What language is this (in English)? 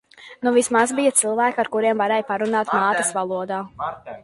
Latvian